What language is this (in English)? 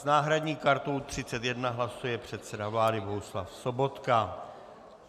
Czech